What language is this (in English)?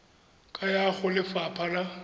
Tswana